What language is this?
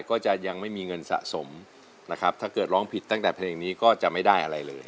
Thai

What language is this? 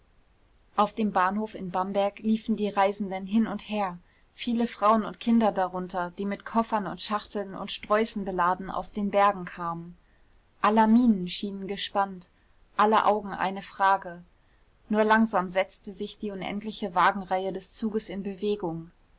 German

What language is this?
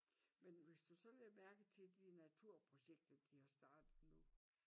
Danish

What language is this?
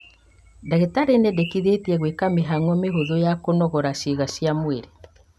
Kikuyu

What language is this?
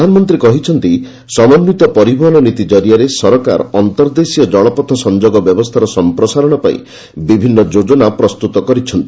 Odia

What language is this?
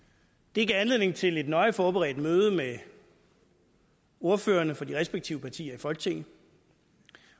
Danish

